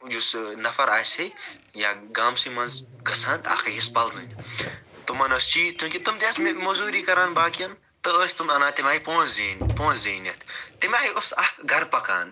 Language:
Kashmiri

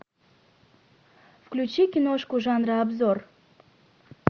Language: Russian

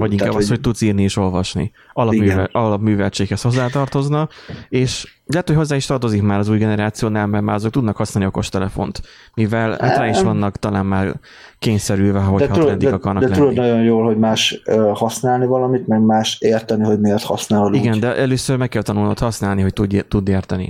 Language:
Hungarian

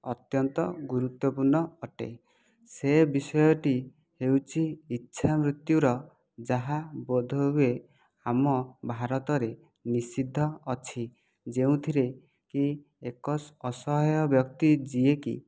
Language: Odia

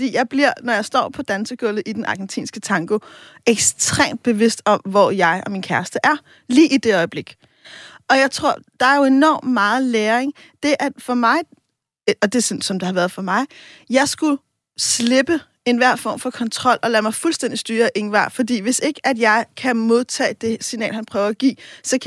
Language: Danish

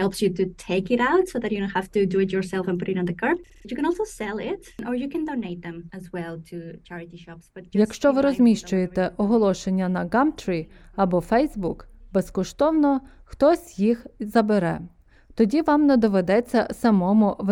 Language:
Ukrainian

